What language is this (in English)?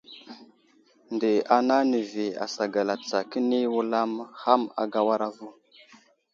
Wuzlam